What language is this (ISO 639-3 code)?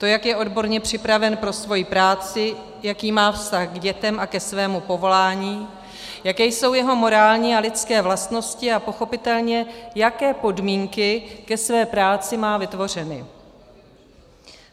ces